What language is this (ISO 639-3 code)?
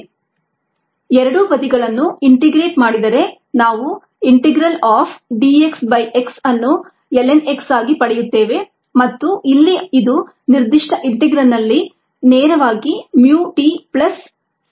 kan